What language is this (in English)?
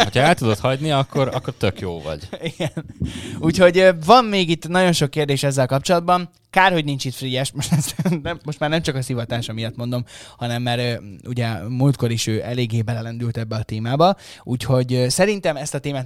Hungarian